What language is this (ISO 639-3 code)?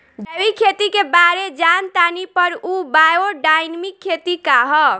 bho